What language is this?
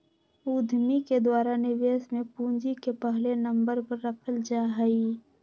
Magahi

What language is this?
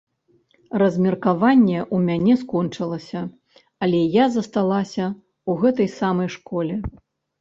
Belarusian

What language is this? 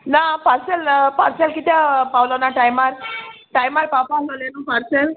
Konkani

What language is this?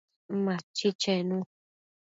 Matsés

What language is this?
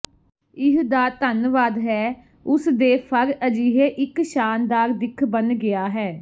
Punjabi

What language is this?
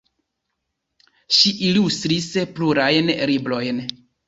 Esperanto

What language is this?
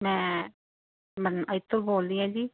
Punjabi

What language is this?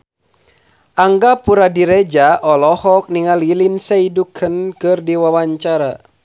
Sundanese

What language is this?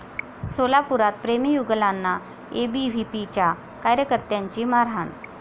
Marathi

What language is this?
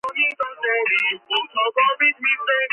Georgian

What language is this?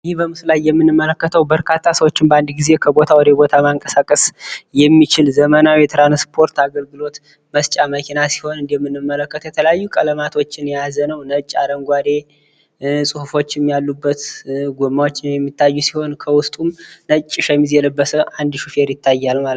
Amharic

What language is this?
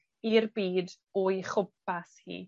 Welsh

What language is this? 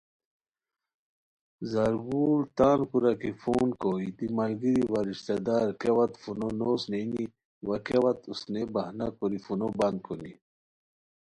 Khowar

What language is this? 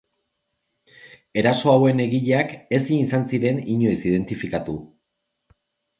Basque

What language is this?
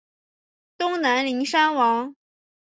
Chinese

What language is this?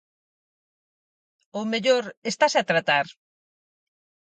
Galician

